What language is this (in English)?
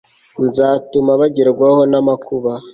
Kinyarwanda